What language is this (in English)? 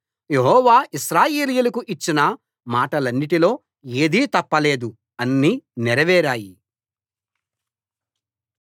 Telugu